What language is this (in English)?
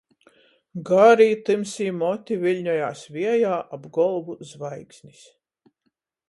Latgalian